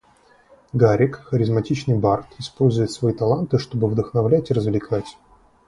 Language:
Russian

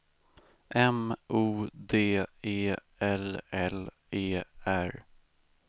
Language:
Swedish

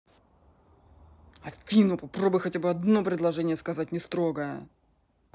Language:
Russian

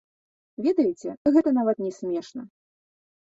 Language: Belarusian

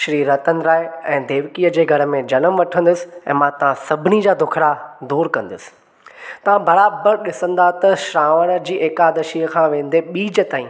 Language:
Sindhi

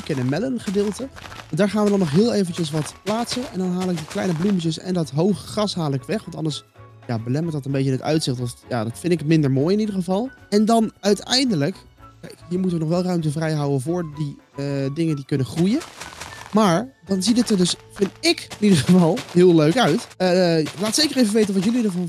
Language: Dutch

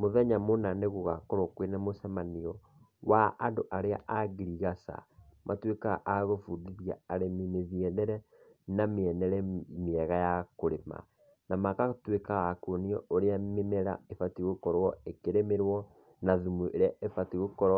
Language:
Kikuyu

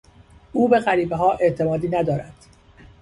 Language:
Persian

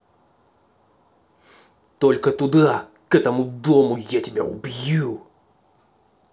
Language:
Russian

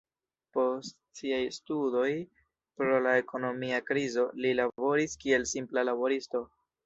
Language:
Esperanto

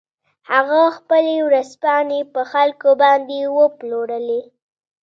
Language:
Pashto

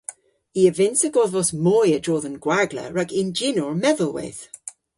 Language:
Cornish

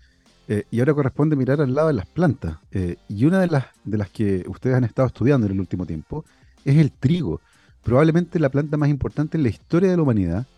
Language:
Spanish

